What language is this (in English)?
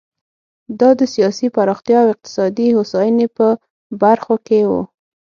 Pashto